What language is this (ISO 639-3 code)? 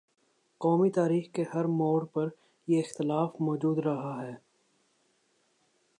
urd